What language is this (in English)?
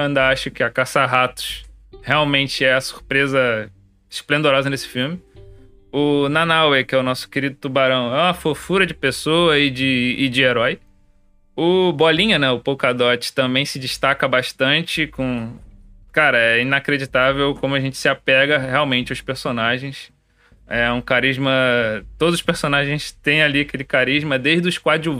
Portuguese